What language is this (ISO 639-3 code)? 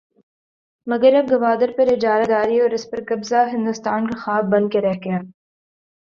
urd